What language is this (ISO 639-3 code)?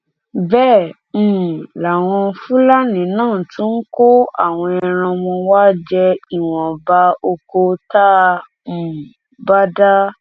yor